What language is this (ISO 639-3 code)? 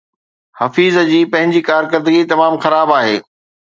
snd